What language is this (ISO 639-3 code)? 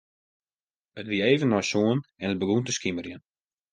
fry